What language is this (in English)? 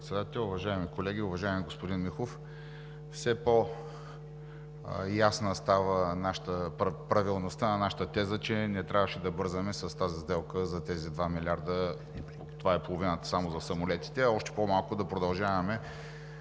Bulgarian